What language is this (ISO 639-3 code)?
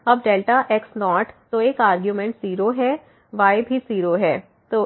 hin